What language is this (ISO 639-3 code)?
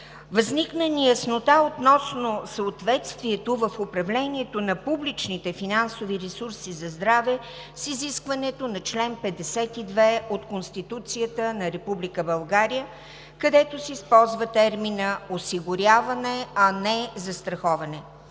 bul